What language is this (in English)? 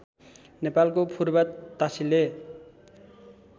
Nepali